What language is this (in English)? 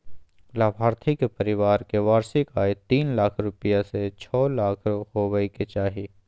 Magahi